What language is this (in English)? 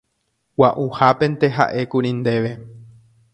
Guarani